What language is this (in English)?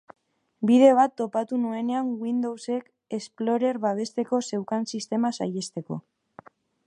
Basque